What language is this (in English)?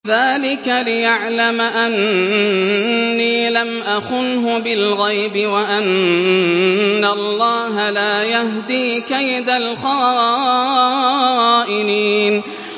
Arabic